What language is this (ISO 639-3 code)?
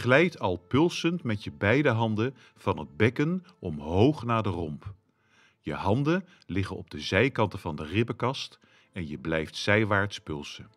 nld